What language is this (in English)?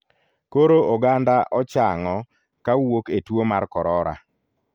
Luo (Kenya and Tanzania)